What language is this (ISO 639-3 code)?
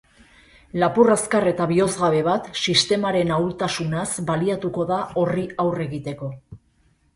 eus